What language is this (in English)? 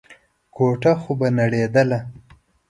Pashto